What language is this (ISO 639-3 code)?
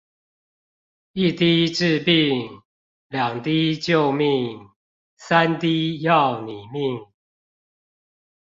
zho